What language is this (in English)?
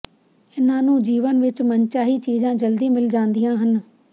Punjabi